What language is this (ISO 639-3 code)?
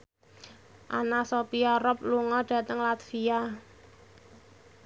jav